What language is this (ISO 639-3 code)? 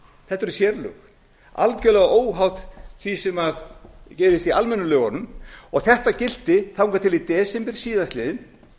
isl